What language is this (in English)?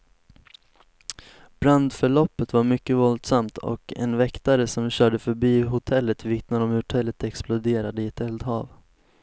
Swedish